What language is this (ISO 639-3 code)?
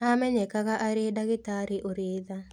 kik